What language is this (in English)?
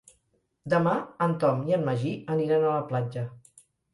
Catalan